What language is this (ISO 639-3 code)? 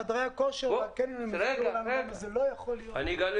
heb